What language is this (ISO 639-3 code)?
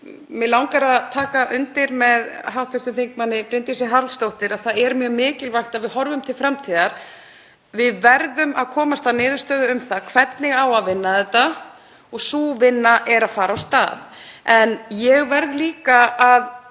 isl